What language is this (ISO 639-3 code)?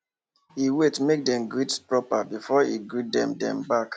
pcm